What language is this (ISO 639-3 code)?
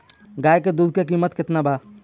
bho